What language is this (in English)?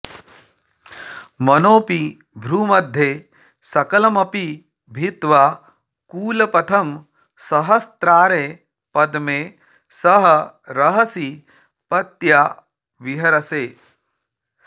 Sanskrit